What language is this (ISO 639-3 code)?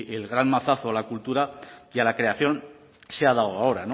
spa